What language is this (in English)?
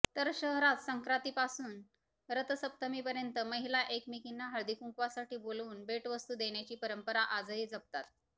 Marathi